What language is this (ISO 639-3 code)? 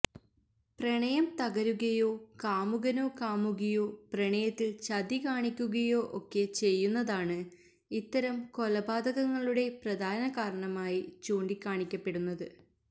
mal